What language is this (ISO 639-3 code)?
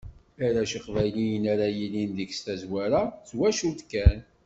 kab